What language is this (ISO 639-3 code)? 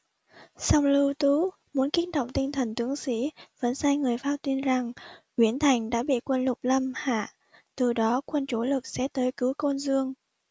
vie